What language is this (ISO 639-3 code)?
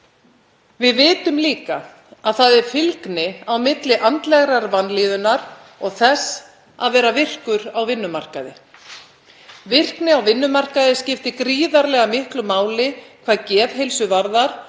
isl